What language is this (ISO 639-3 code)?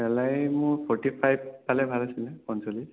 asm